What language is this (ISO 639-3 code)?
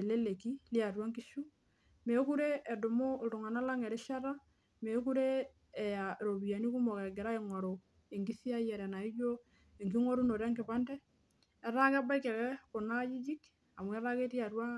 mas